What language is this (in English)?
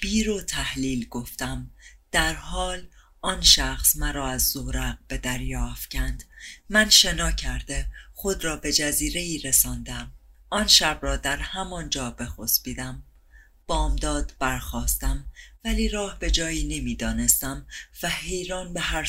Persian